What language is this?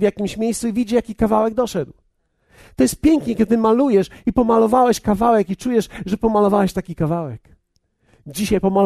Polish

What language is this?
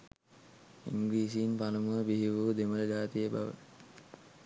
Sinhala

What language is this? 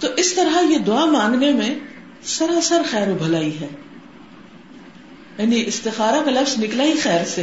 Urdu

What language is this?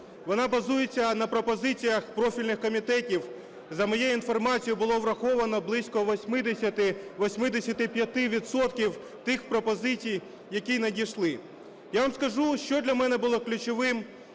Ukrainian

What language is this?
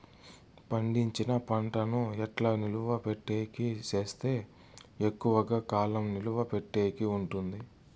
Telugu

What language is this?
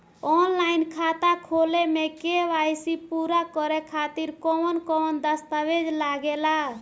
Bhojpuri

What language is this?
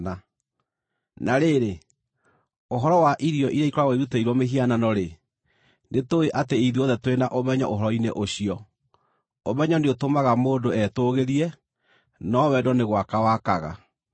Kikuyu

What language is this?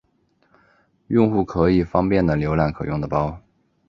Chinese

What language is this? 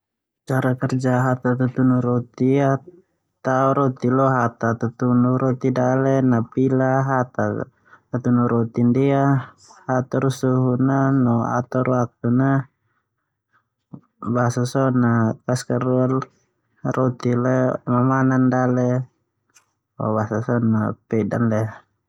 Termanu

